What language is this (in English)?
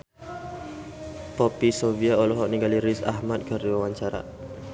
Sundanese